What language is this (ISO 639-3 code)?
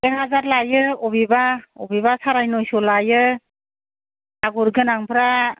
brx